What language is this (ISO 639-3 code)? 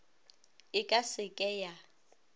nso